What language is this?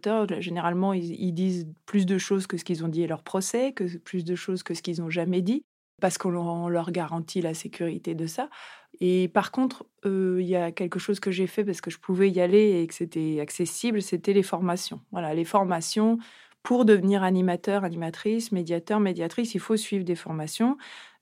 French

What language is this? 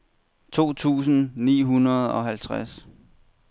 Danish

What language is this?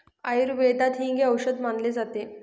Marathi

